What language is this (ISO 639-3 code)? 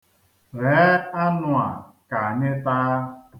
ibo